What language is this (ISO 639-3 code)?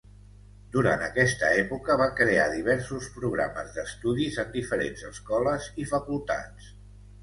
cat